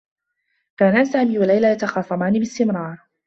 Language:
Arabic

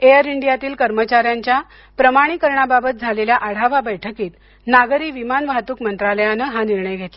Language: Marathi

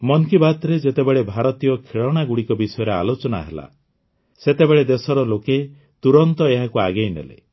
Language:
Odia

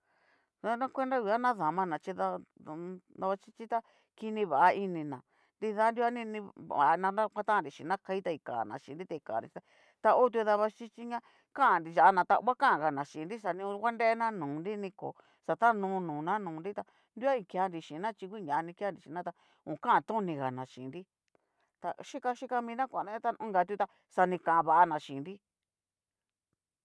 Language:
Cacaloxtepec Mixtec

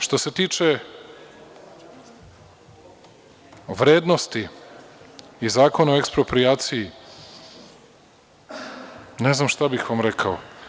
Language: Serbian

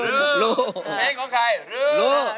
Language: Thai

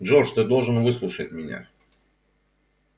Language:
Russian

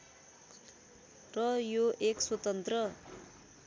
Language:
Nepali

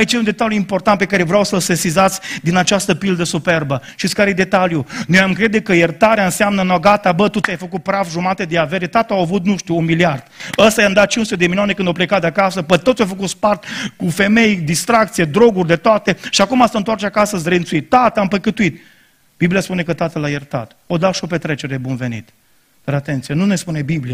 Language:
Romanian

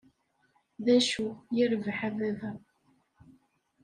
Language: Kabyle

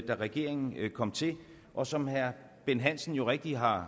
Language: Danish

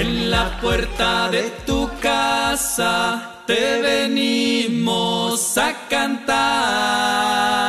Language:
Spanish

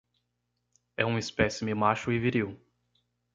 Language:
Portuguese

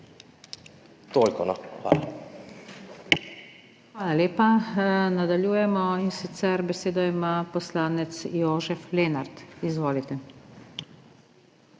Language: Slovenian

